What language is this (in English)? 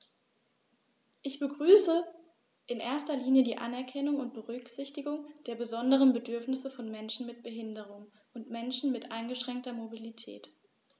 German